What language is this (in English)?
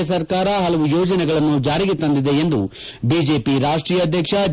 Kannada